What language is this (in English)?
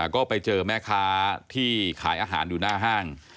Thai